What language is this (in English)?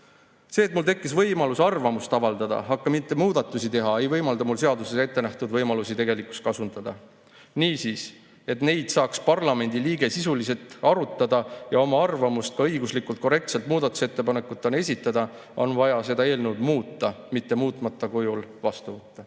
Estonian